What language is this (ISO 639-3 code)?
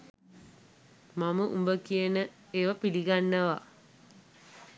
sin